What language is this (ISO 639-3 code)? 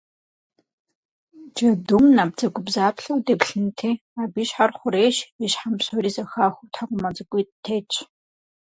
kbd